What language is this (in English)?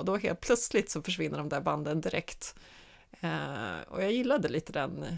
Swedish